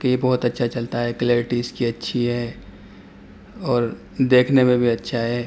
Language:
Urdu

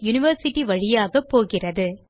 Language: Tamil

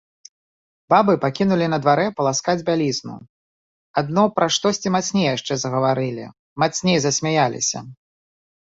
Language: Belarusian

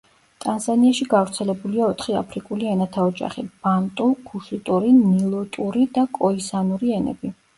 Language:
Georgian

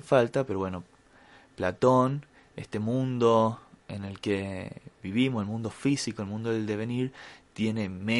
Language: Spanish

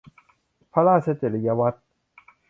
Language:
Thai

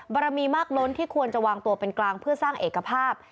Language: Thai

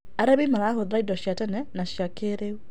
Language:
Kikuyu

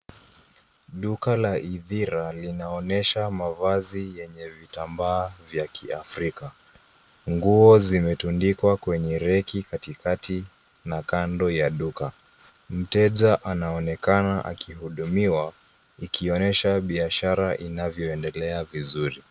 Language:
Swahili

